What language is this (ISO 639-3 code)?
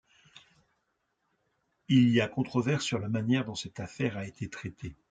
fra